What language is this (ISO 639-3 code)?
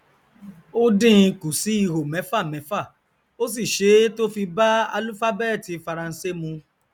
yor